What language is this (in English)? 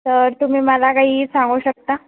Marathi